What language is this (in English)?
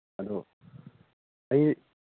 Manipuri